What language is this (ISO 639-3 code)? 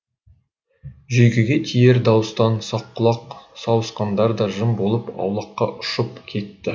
kaz